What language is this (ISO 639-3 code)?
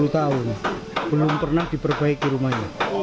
ind